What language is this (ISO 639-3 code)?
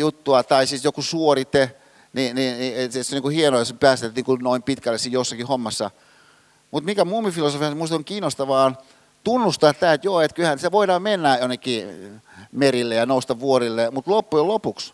fin